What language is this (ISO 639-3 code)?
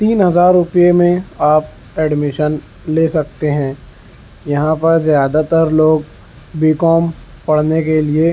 urd